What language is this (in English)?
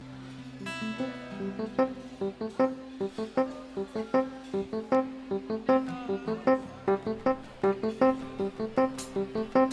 Indonesian